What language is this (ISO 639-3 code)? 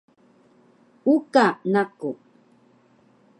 trv